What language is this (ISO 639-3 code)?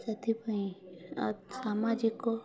ori